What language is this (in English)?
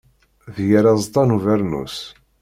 Kabyle